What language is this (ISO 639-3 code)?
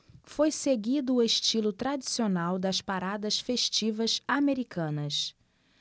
por